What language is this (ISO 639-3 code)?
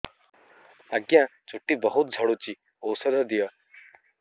ori